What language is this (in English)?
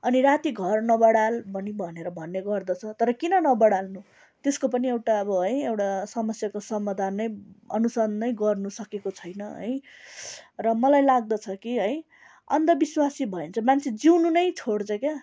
Nepali